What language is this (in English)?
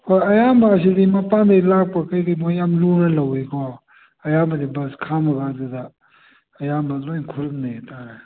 Manipuri